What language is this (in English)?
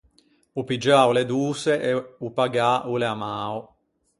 Ligurian